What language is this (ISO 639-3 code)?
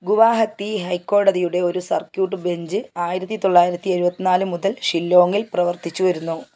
mal